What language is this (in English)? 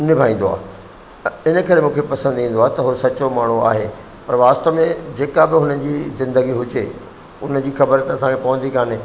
Sindhi